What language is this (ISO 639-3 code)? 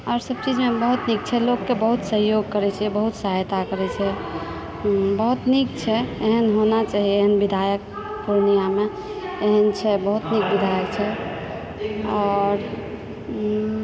mai